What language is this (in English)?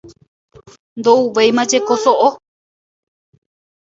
Guarani